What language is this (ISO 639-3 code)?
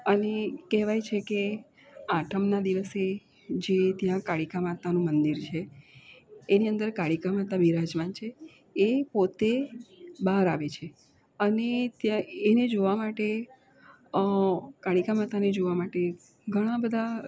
guj